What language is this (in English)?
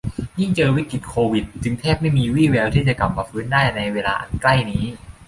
Thai